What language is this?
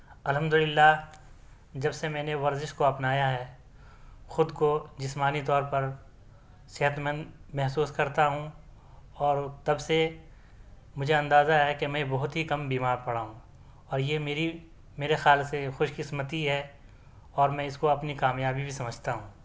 Urdu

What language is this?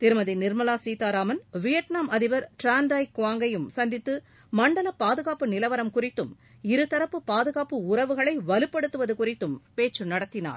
Tamil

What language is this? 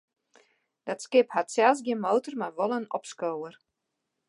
Western Frisian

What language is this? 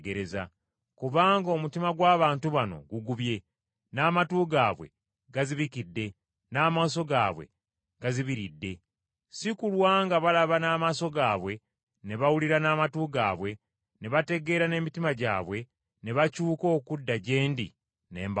Ganda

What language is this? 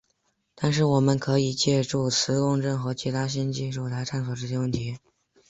Chinese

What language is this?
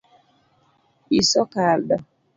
Luo (Kenya and Tanzania)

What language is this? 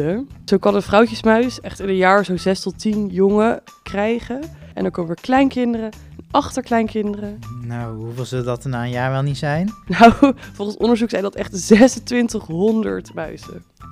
Dutch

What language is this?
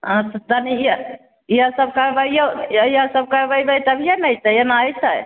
Maithili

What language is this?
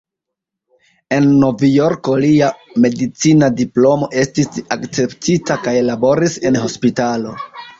Esperanto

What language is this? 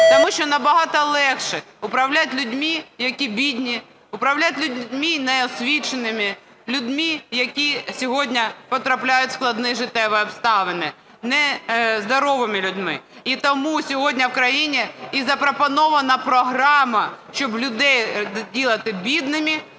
Ukrainian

